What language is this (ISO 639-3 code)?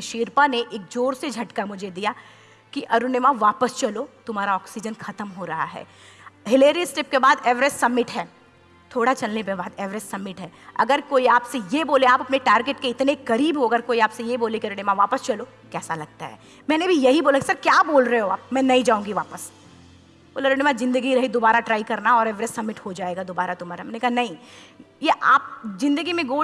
ind